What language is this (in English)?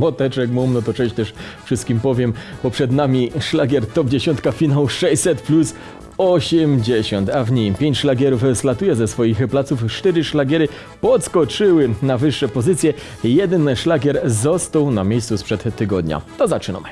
Polish